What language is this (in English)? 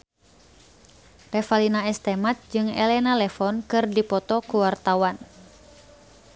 Sundanese